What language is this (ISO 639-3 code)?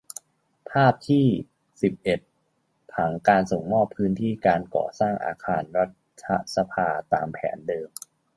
tha